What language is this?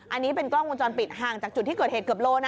Thai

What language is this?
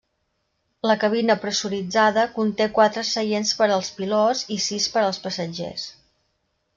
Catalan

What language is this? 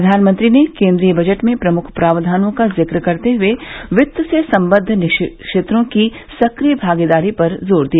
Hindi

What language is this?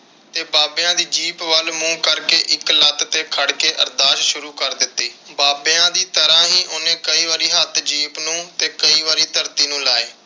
Punjabi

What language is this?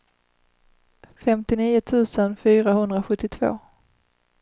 Swedish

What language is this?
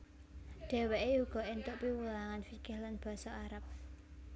Javanese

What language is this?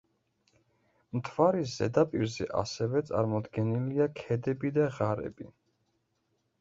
Georgian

